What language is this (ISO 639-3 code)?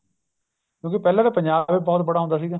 pan